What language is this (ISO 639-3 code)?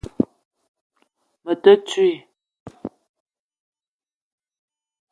eto